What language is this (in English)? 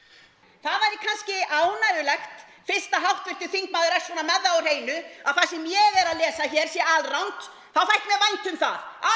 Icelandic